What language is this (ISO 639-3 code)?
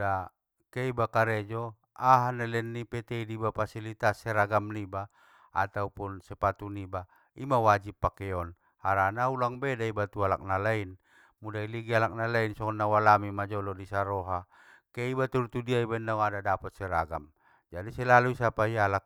btm